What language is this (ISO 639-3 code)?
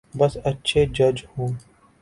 urd